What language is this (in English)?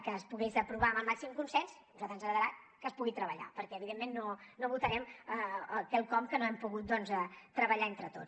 Catalan